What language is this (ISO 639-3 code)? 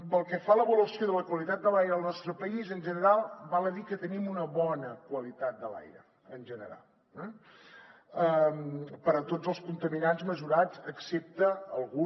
cat